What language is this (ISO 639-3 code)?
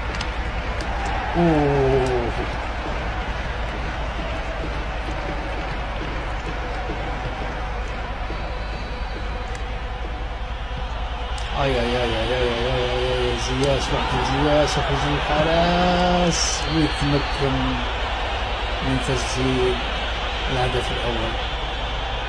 ara